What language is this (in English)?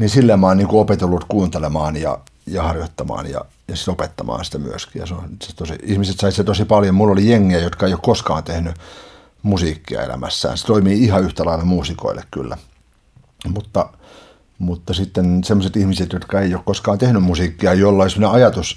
Finnish